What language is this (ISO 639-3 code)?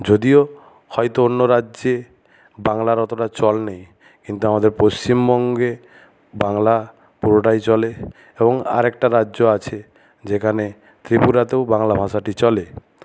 ben